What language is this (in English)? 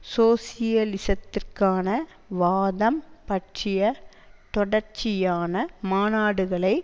Tamil